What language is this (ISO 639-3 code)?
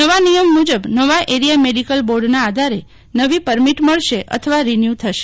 guj